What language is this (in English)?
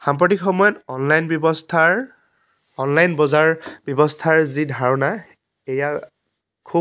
Assamese